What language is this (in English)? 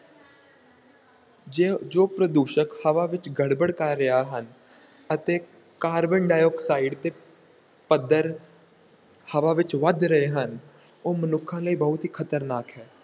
Punjabi